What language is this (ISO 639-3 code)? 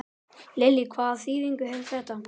isl